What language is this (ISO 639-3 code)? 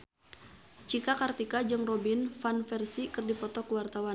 sun